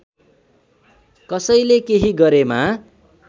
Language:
Nepali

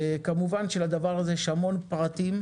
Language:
Hebrew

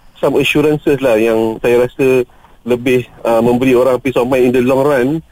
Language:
Malay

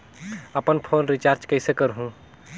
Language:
Chhattisgarhi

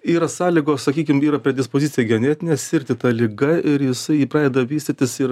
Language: Lithuanian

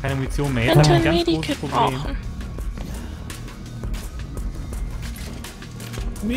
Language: German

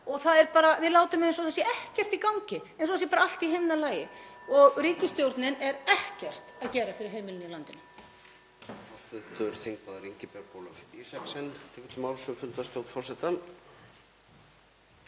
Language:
Icelandic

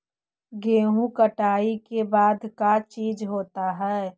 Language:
Magahi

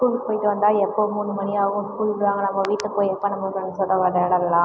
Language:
Tamil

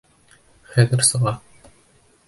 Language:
Bashkir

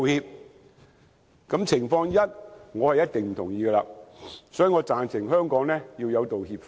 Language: Cantonese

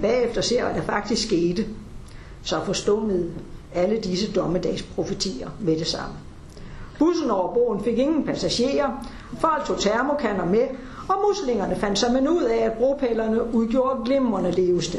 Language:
Danish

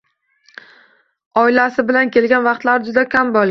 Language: Uzbek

